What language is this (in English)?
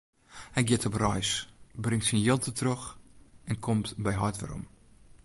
Western Frisian